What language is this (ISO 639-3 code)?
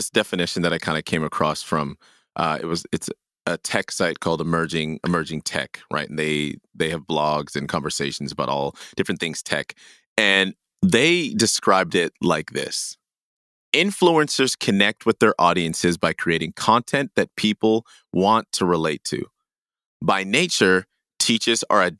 eng